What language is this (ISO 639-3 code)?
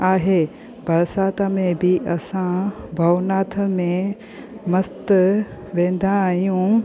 snd